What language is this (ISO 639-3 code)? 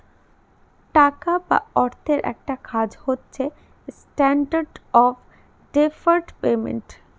ben